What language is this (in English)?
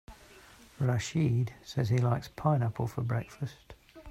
English